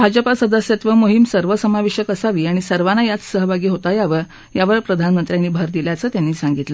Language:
Marathi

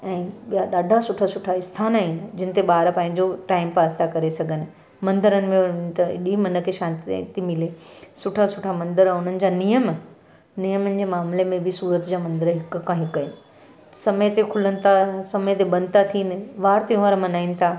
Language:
Sindhi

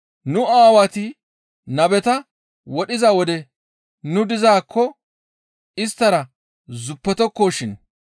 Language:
Gamo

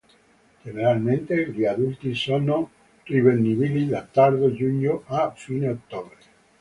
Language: Italian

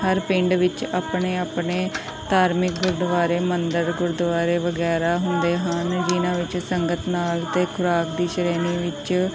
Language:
Punjabi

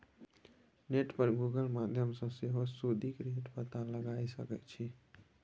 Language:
Maithili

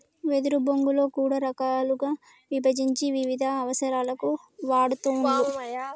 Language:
Telugu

